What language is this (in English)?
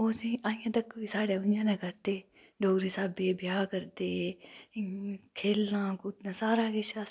Dogri